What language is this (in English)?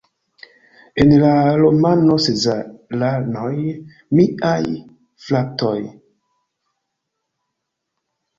Esperanto